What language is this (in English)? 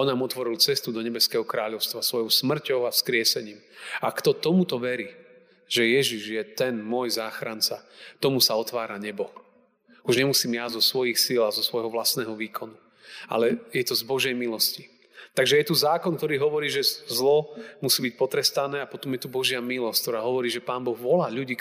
Slovak